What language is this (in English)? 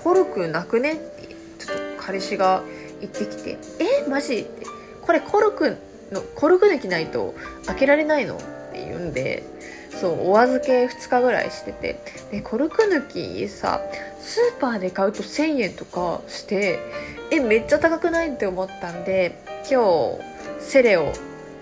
Japanese